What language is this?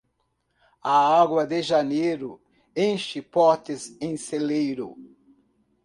Portuguese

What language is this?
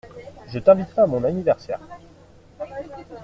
French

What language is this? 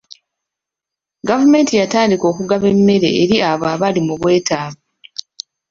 Ganda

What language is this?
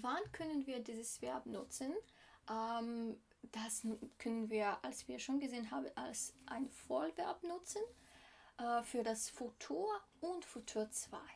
German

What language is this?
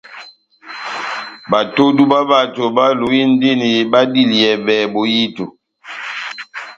Batanga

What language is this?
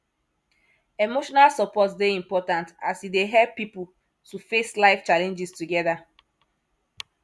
Nigerian Pidgin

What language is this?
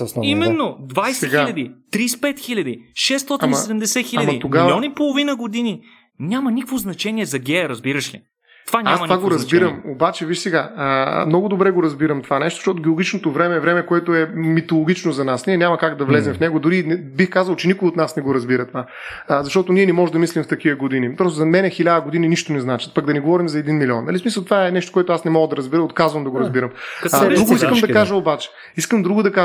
Bulgarian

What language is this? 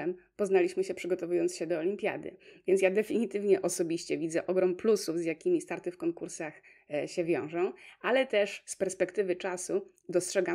Polish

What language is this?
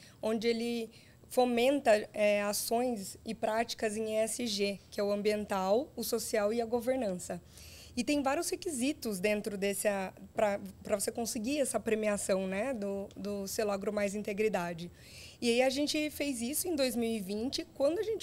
Portuguese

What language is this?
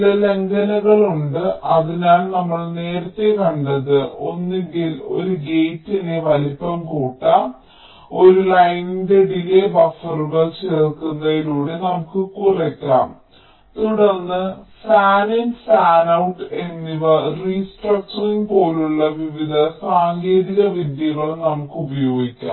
Malayalam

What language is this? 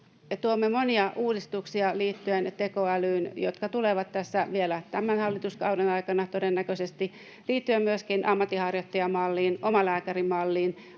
Finnish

